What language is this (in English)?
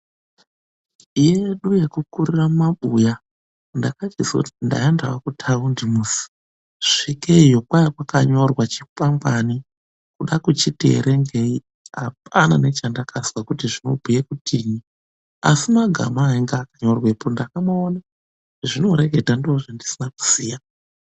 Ndau